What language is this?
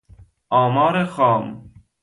Persian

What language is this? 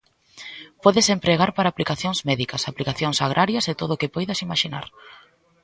Galician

